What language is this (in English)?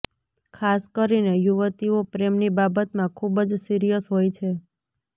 Gujarati